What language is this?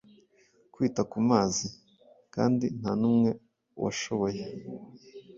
Kinyarwanda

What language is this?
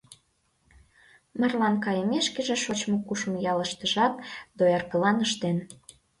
Mari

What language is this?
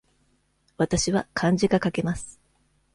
Japanese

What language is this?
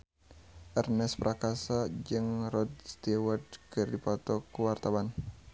Sundanese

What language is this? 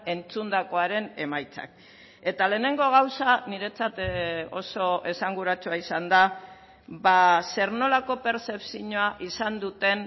Basque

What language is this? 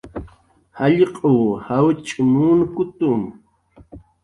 Jaqaru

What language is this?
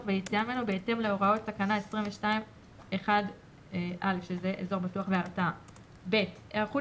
Hebrew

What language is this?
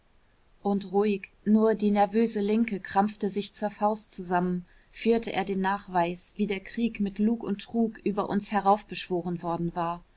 German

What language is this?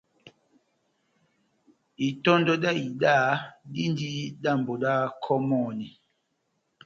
Batanga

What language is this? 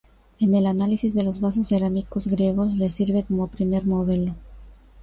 Spanish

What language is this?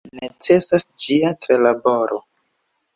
Esperanto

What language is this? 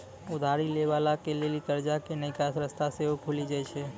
Maithili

